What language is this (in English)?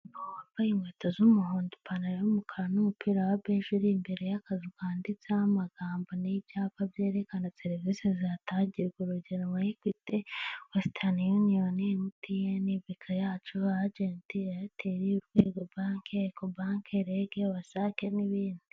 Kinyarwanda